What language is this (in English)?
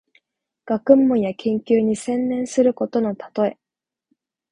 Japanese